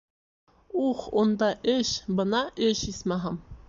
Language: Bashkir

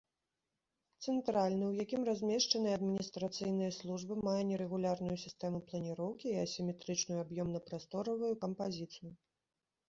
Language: Belarusian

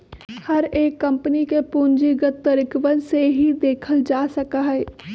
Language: Magahi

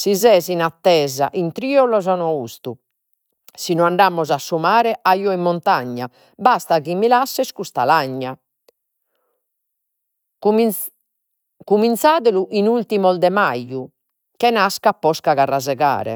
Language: Sardinian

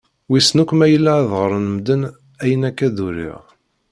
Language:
Kabyle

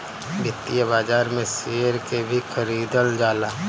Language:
Bhojpuri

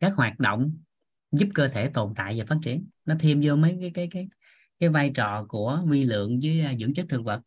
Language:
Vietnamese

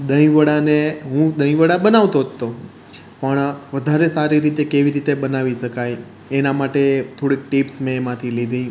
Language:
Gujarati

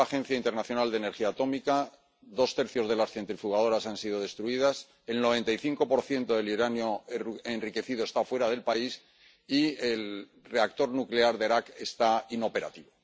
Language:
Spanish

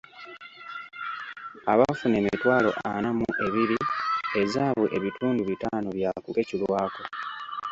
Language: Ganda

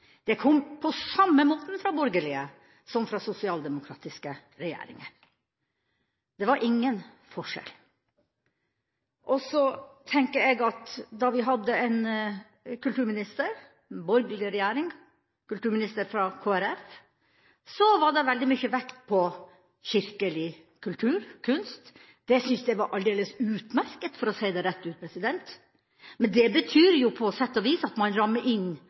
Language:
Norwegian Bokmål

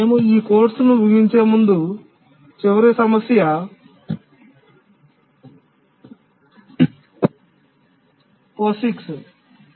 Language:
Telugu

